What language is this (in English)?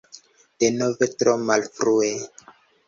Esperanto